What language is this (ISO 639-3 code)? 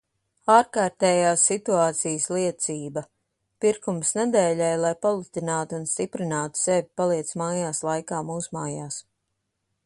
lav